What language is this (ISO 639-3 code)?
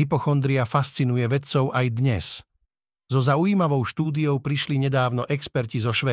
slk